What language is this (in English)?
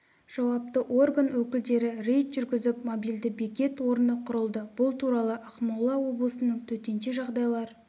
Kazakh